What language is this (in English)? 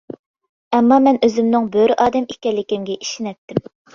Uyghur